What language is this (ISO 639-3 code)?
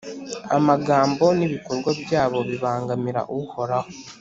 kin